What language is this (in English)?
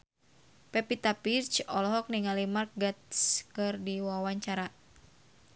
Sundanese